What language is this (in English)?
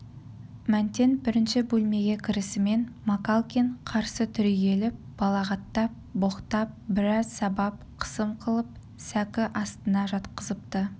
Kazakh